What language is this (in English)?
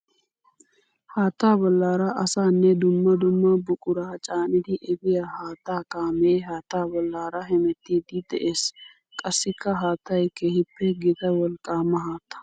Wolaytta